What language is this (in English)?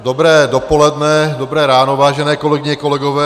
Czech